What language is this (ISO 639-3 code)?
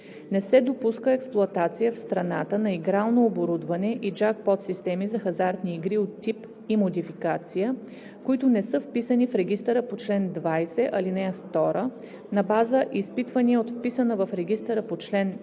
bul